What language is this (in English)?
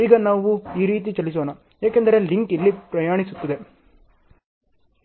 Kannada